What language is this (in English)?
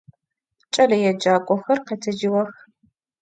Adyghe